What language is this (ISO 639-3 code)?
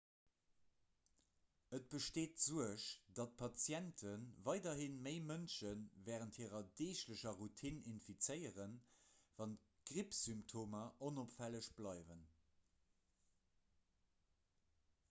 ltz